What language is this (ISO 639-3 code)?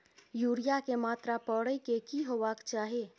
mai